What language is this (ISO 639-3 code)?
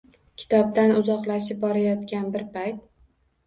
uzb